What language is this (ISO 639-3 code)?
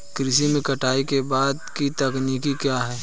hin